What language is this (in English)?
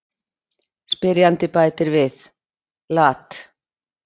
Icelandic